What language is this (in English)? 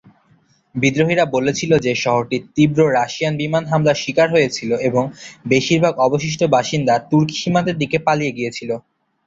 Bangla